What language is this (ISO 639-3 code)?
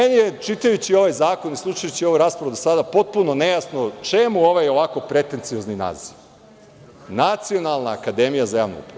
srp